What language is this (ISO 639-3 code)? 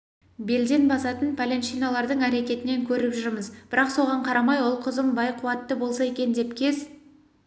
kaz